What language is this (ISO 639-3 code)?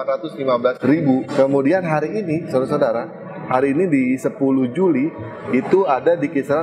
ind